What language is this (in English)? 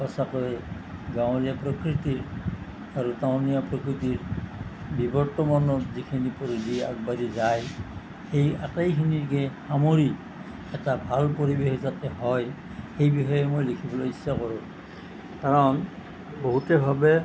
Assamese